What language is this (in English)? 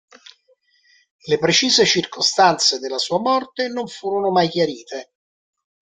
Italian